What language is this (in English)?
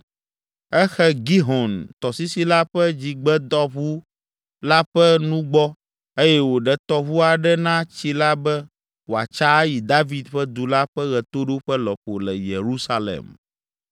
Ewe